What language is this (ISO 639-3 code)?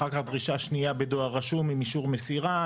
heb